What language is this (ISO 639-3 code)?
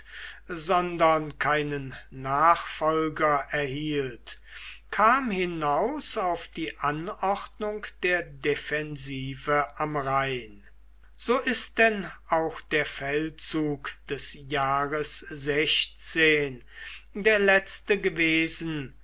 deu